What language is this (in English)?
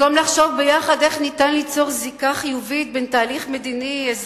Hebrew